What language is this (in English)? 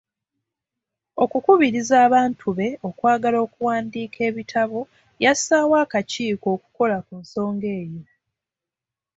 Ganda